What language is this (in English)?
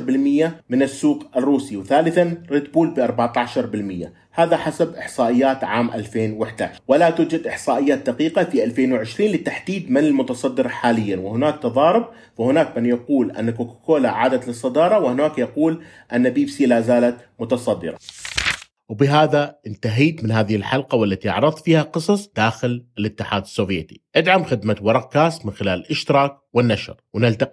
Arabic